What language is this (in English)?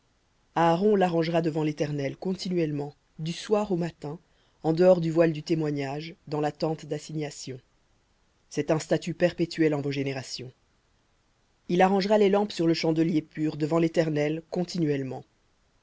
French